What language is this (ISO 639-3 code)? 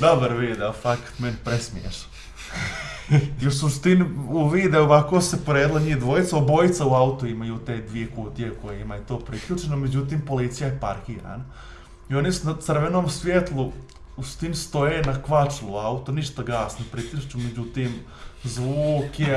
bos